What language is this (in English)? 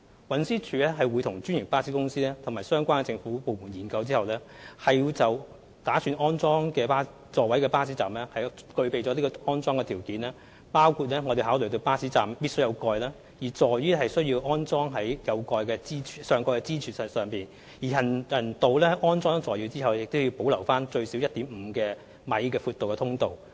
Cantonese